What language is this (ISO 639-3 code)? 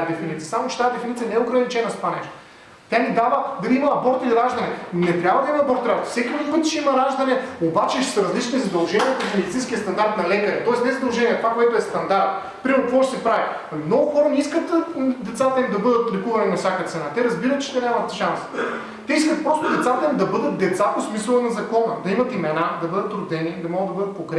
bul